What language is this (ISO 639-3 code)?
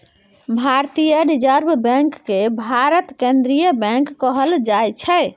mai